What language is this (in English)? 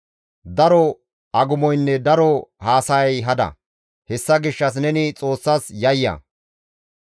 Gamo